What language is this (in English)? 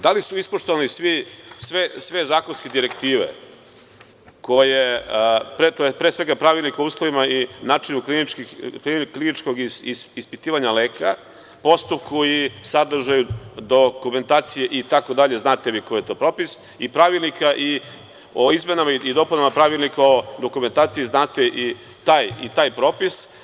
Serbian